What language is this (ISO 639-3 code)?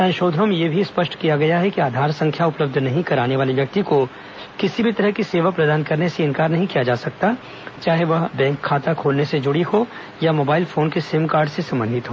hin